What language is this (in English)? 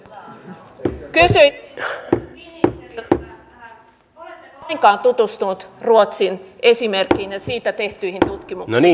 Finnish